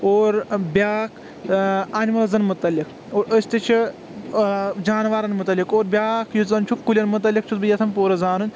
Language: Kashmiri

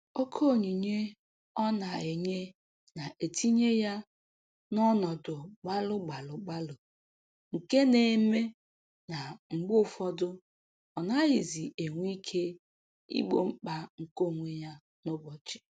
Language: Igbo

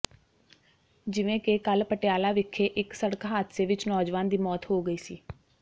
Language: Punjabi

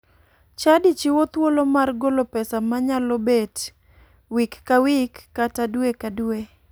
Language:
Luo (Kenya and Tanzania)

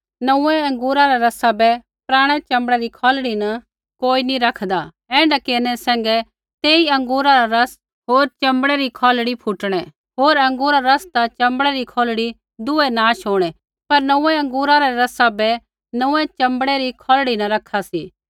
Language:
Kullu Pahari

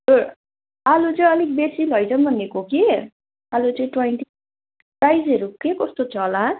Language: Nepali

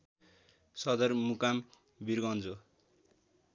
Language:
Nepali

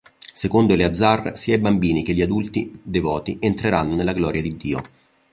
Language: Italian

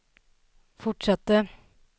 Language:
Swedish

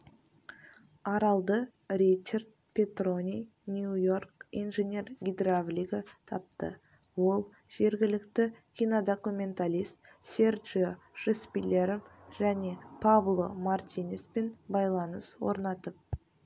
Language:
Kazakh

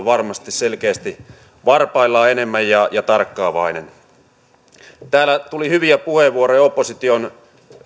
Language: Finnish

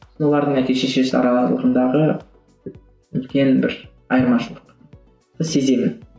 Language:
Kazakh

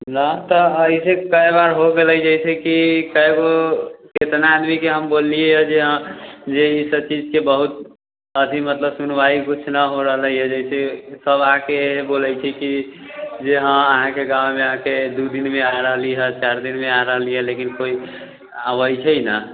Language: Maithili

